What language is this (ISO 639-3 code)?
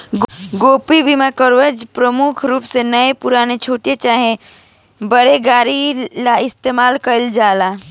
bho